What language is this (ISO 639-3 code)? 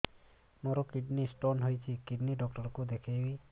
ori